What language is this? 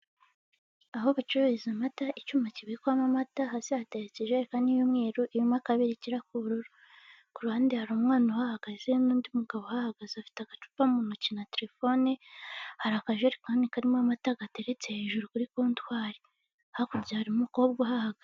Kinyarwanda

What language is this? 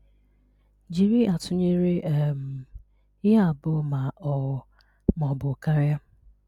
Igbo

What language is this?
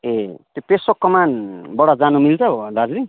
Nepali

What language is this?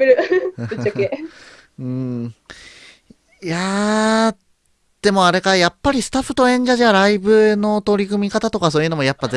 Japanese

